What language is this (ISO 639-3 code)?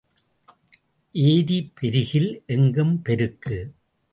tam